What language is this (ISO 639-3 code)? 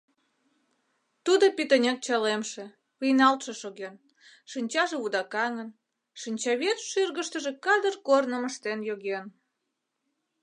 chm